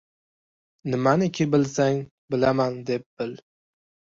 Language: Uzbek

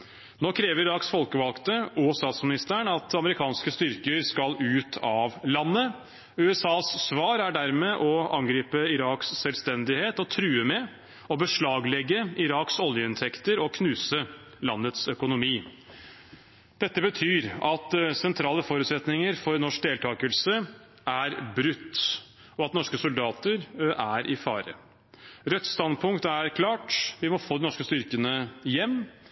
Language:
Norwegian Bokmål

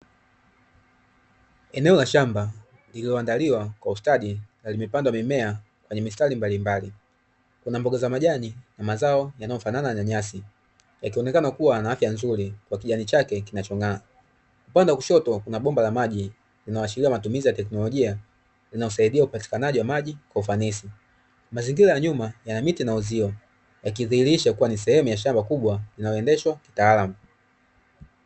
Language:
Swahili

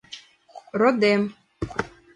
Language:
Mari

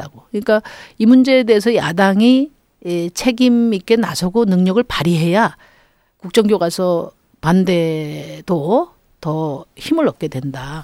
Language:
Korean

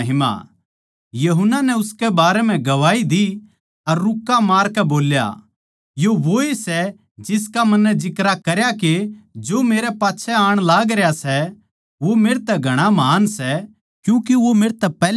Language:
Haryanvi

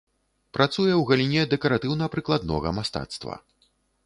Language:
Belarusian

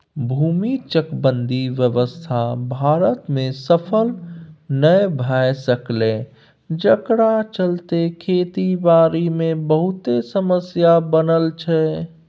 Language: Maithili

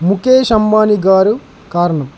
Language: Telugu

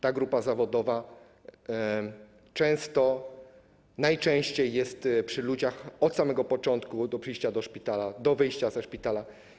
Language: Polish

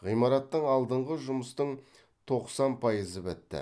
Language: Kazakh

